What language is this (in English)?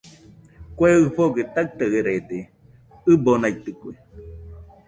Nüpode Huitoto